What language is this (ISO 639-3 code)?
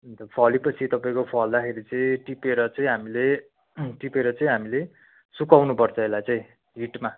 nep